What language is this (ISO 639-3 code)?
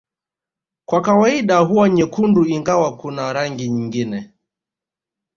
swa